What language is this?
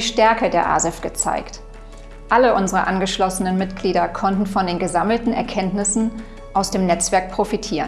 German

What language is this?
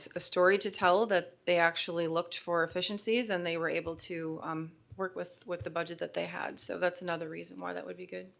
English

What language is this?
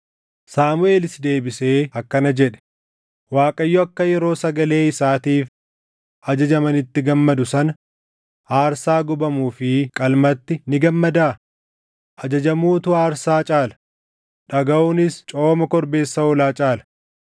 Oromo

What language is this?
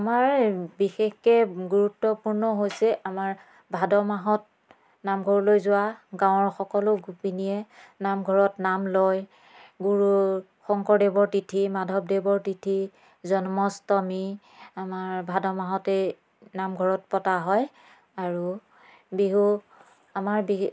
Assamese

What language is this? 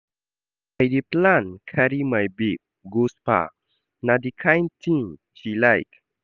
Nigerian Pidgin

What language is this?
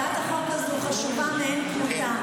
Hebrew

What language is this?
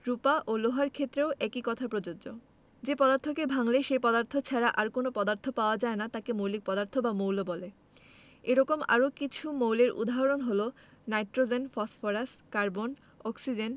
Bangla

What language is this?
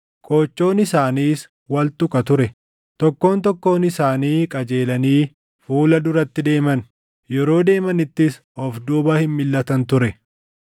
Oromo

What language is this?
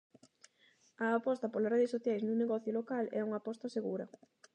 Galician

